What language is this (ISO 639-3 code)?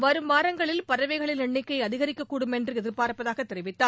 tam